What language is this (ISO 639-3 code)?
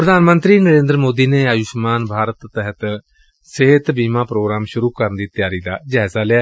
pan